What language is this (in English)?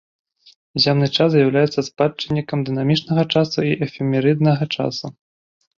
Belarusian